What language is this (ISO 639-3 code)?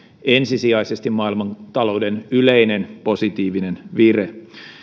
fin